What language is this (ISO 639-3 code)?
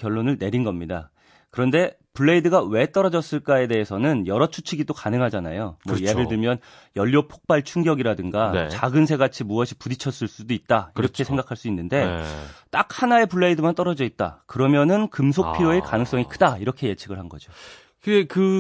kor